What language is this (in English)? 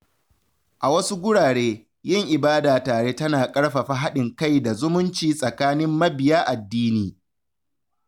Hausa